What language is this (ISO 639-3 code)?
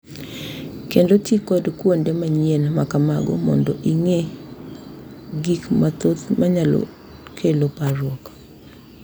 luo